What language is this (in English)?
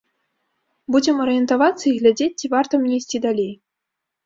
Belarusian